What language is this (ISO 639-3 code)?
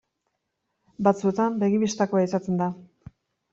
eus